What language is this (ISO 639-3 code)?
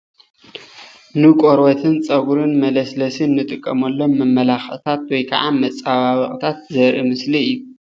tir